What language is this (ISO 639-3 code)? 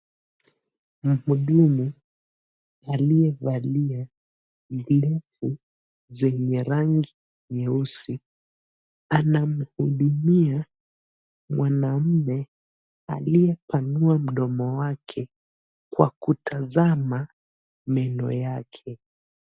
swa